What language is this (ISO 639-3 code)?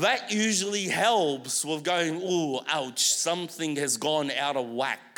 eng